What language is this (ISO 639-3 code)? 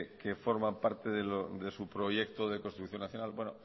spa